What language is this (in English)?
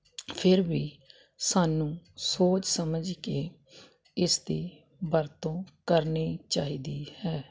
Punjabi